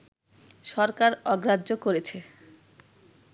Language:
Bangla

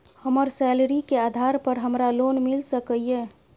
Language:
Maithili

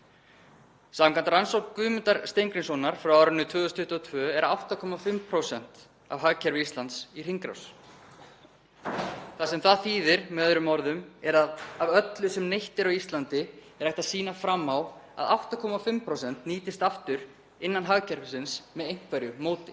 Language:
Icelandic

